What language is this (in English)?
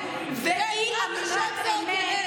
Hebrew